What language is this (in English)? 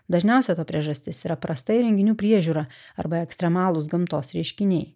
Lithuanian